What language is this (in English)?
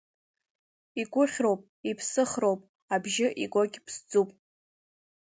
Abkhazian